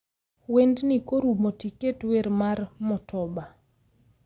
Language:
Luo (Kenya and Tanzania)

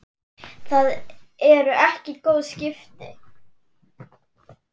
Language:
Icelandic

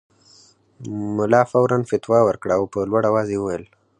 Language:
Pashto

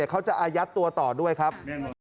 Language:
Thai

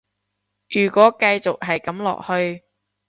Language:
Cantonese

